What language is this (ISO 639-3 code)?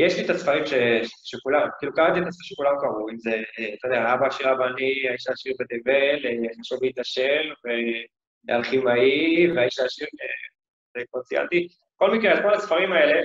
heb